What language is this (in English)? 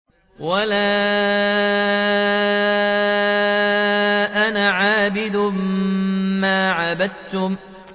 Arabic